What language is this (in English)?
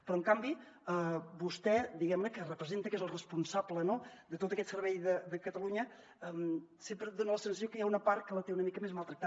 Catalan